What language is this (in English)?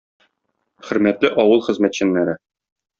Tatar